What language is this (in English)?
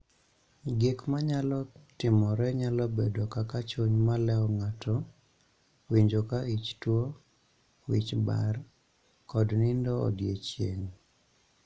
Luo (Kenya and Tanzania)